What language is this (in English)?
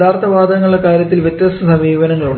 Malayalam